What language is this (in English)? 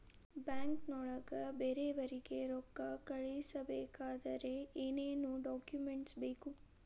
Kannada